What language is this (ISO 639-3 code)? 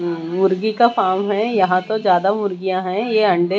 hin